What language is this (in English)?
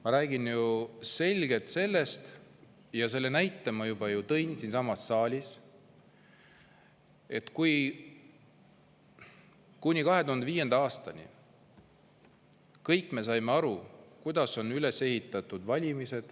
Estonian